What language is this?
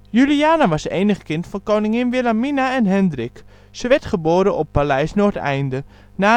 Dutch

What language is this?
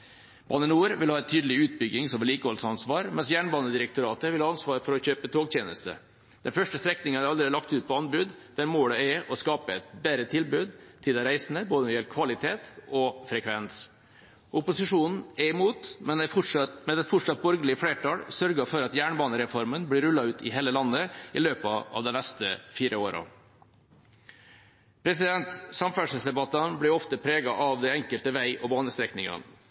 Norwegian Bokmål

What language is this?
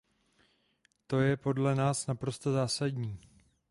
Czech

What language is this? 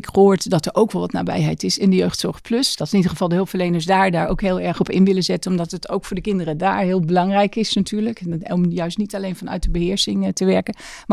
Dutch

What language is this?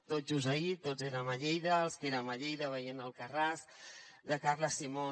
Catalan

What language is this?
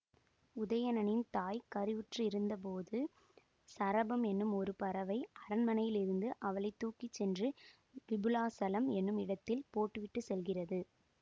Tamil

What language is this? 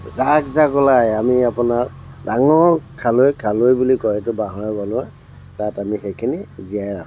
Assamese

